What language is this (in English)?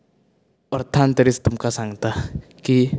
Konkani